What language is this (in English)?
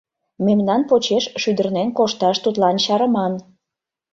Mari